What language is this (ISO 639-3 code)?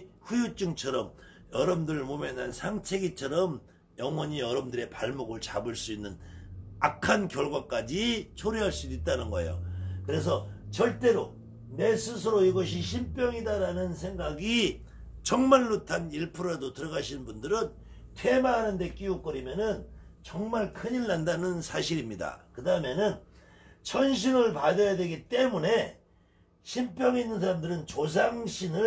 kor